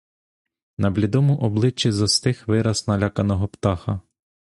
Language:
Ukrainian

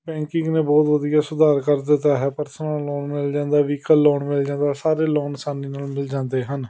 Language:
Punjabi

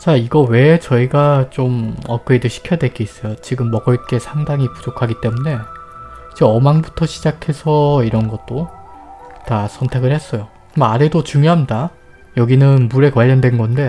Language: Korean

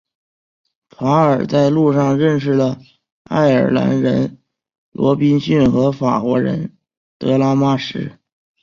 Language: Chinese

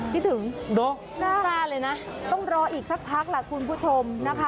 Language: Thai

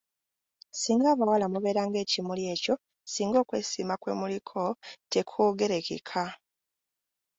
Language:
Ganda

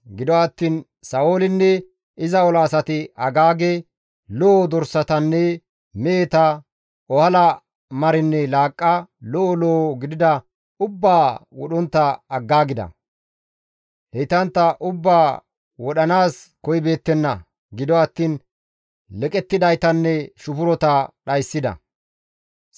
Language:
Gamo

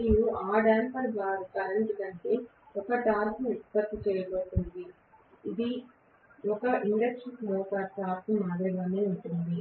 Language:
Telugu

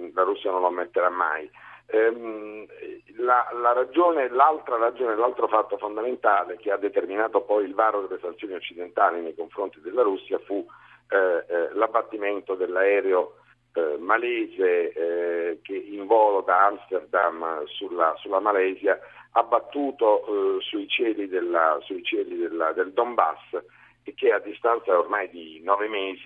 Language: Italian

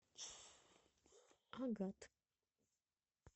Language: Russian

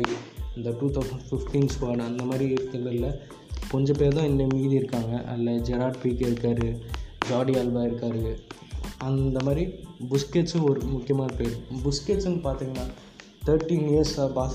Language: Tamil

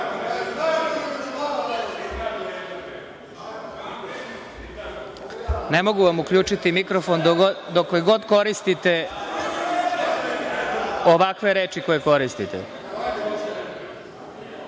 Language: Serbian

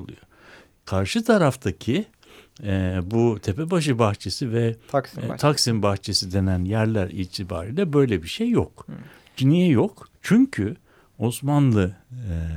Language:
Turkish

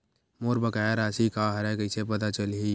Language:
Chhattisgarhi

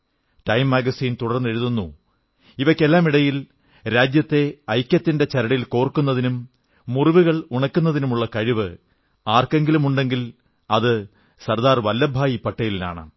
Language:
Malayalam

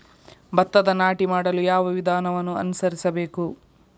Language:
Kannada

